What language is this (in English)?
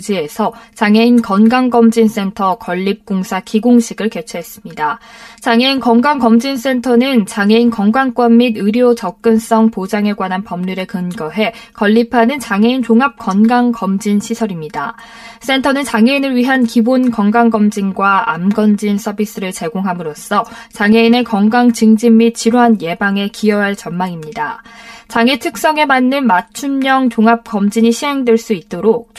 Korean